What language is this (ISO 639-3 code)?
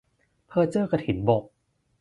tha